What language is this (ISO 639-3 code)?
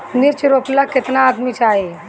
bho